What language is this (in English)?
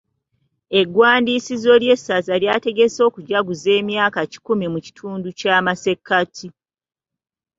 Ganda